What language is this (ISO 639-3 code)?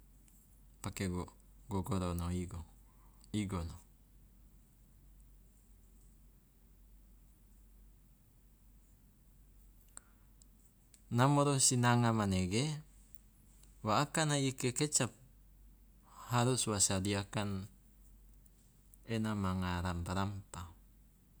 loa